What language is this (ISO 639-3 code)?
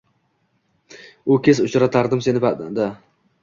uzb